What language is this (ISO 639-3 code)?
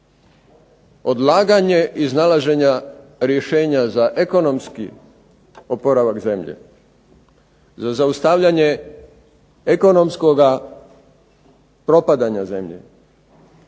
hrv